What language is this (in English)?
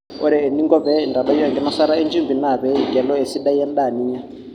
Masai